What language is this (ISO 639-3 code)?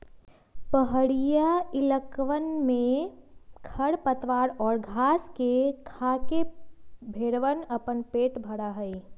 mag